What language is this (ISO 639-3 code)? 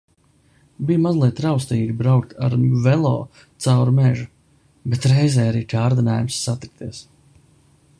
lav